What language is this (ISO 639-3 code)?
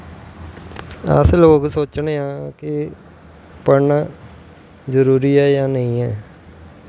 doi